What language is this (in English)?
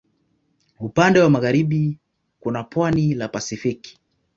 Swahili